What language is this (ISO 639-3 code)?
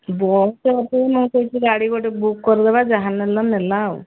ori